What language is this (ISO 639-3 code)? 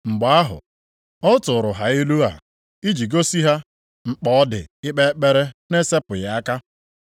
ibo